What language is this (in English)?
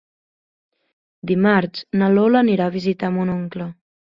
Catalan